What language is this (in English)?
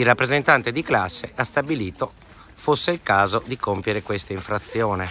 Italian